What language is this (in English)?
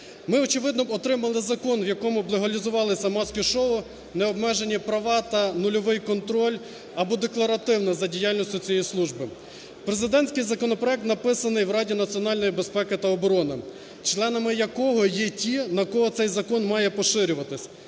Ukrainian